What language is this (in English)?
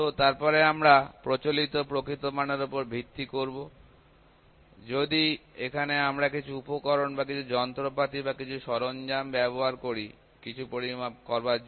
Bangla